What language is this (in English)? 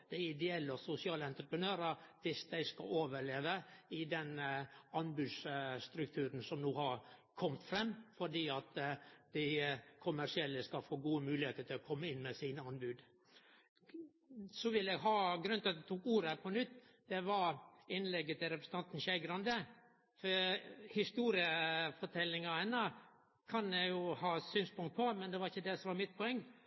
Norwegian Nynorsk